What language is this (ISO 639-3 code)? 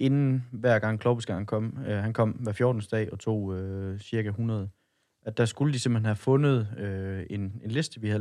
dan